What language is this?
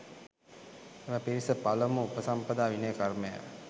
Sinhala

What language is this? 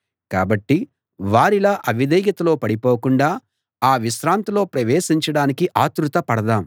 Telugu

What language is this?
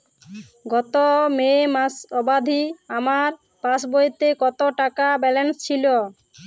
Bangla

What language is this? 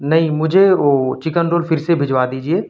Urdu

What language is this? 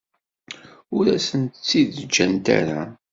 Kabyle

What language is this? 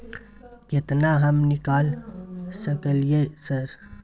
Maithili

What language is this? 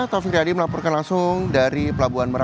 Indonesian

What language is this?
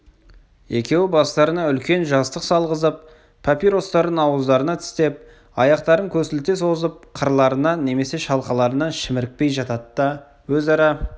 Kazakh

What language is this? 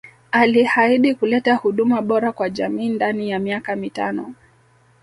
Swahili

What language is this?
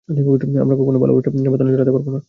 Bangla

